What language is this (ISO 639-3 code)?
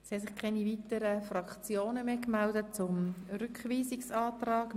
gsw